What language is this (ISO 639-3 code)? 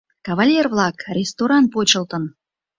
chm